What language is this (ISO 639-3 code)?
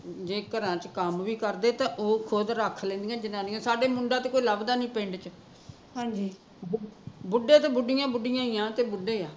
pan